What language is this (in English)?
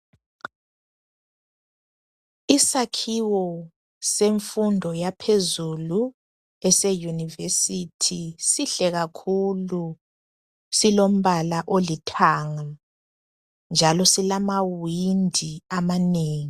North Ndebele